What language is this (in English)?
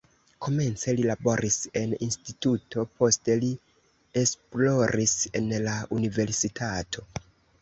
Esperanto